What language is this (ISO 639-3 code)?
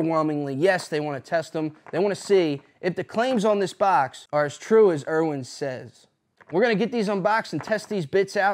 eng